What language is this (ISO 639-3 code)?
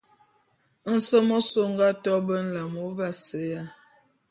bum